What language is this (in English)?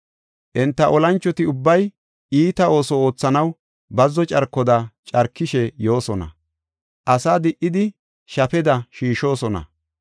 Gofa